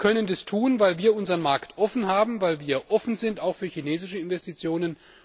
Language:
German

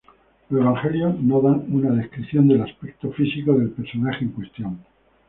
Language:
Spanish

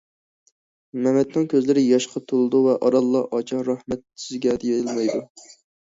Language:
Uyghur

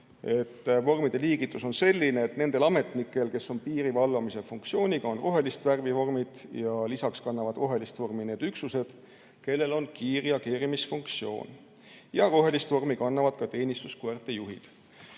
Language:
Estonian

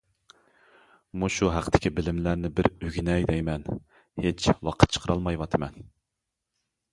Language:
Uyghur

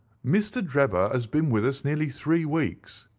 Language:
English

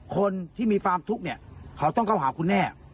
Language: Thai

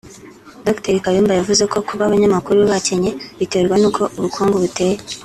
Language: Kinyarwanda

